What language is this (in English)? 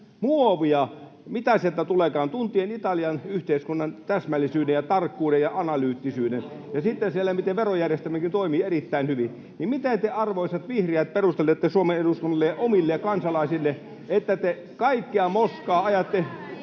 Finnish